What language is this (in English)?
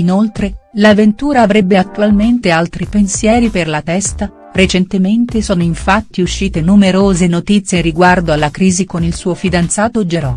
Italian